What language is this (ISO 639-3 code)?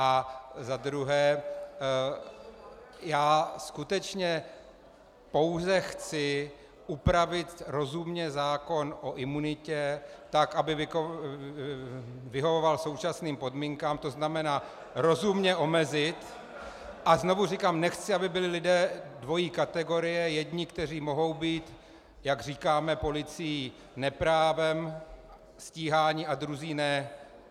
ces